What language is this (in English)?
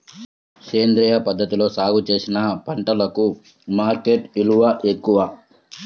Telugu